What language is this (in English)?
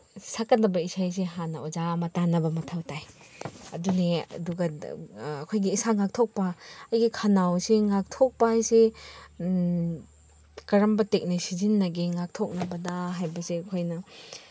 Manipuri